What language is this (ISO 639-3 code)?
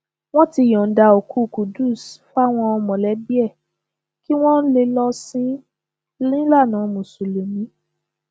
yor